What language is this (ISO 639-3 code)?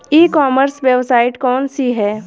bho